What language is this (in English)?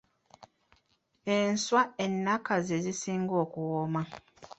Ganda